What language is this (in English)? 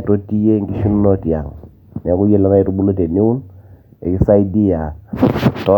Masai